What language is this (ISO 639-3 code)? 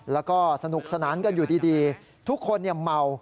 tha